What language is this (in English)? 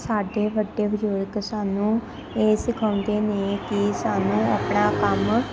Punjabi